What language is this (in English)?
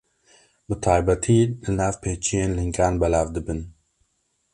Kurdish